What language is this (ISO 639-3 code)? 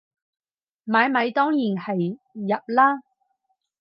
yue